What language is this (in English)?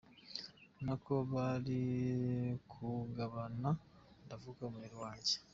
Kinyarwanda